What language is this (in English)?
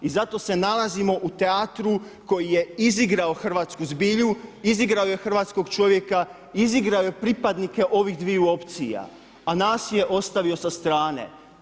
Croatian